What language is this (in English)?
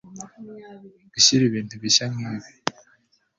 Kinyarwanda